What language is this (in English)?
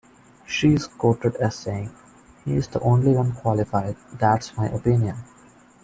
English